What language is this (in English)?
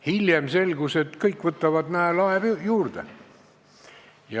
Estonian